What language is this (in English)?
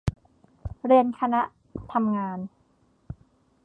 Thai